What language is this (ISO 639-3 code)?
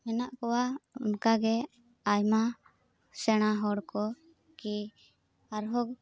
sat